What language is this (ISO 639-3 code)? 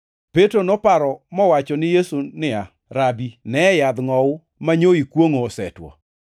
luo